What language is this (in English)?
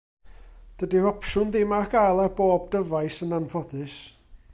Welsh